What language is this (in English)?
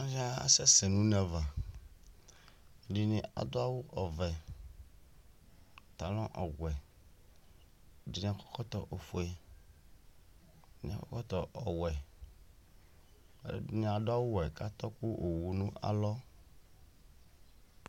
Ikposo